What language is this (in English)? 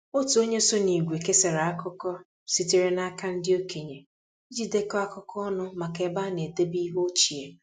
Igbo